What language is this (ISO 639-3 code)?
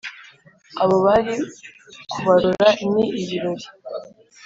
kin